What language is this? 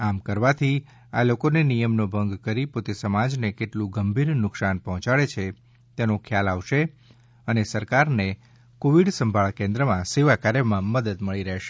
Gujarati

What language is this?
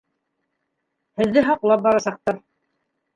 Bashkir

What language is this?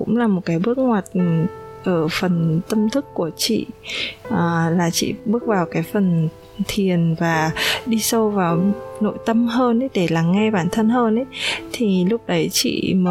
Vietnamese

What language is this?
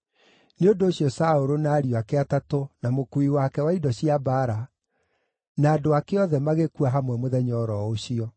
Kikuyu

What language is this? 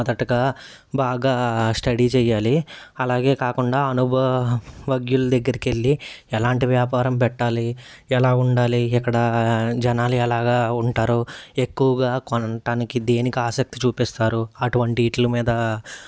Telugu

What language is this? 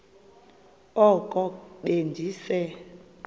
Xhosa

